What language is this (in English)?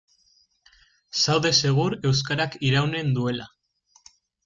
Basque